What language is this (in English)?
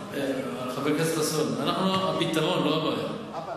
Hebrew